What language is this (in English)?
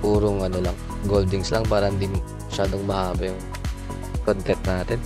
Filipino